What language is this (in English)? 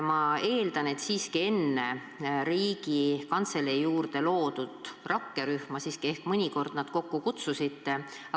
Estonian